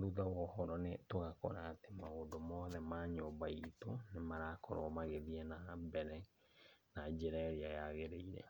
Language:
Kikuyu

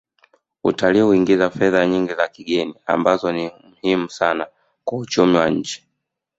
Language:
Swahili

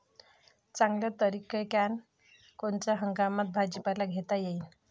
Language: Marathi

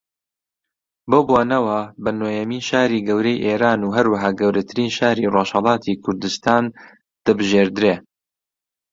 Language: Central Kurdish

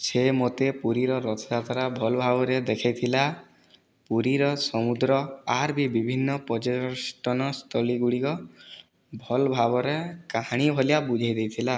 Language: Odia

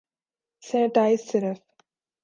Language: Urdu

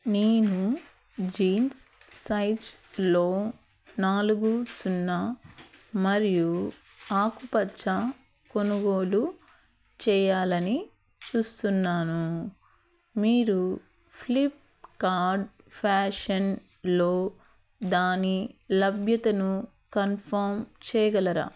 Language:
Telugu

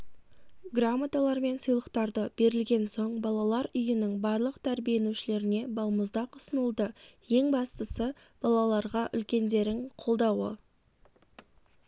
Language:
Kazakh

